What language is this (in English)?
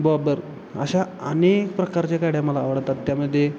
Marathi